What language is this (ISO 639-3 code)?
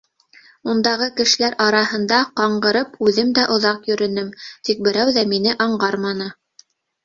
bak